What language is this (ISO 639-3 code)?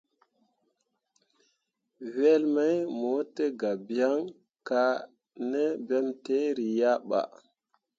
mua